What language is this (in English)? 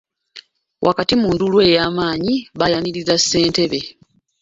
Ganda